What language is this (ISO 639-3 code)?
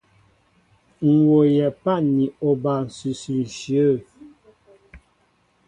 mbo